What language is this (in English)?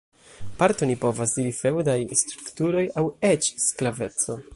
Esperanto